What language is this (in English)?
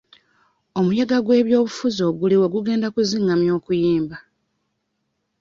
Ganda